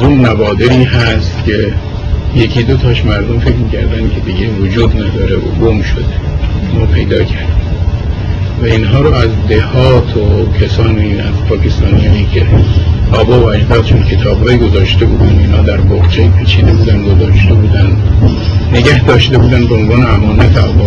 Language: Persian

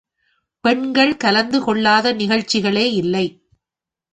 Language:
Tamil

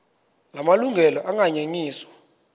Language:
Xhosa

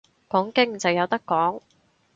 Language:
Cantonese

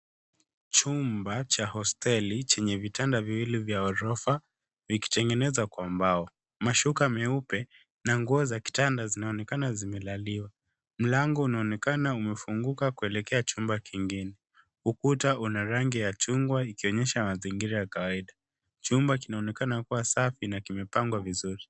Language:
Swahili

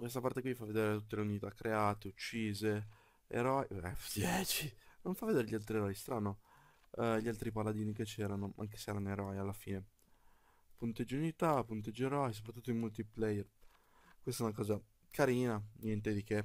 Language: Italian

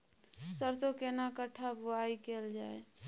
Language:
Maithili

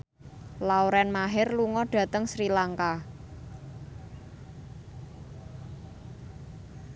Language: Javanese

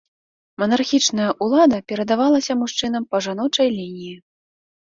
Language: Belarusian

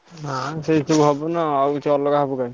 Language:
Odia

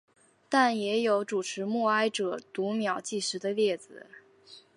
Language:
Chinese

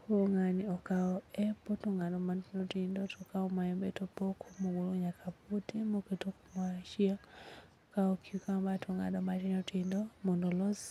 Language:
Luo (Kenya and Tanzania)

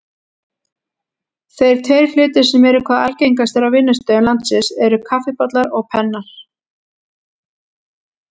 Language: Icelandic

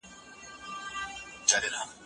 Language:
Pashto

